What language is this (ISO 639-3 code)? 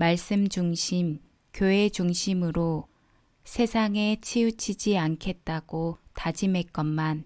kor